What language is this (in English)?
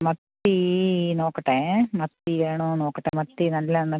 Malayalam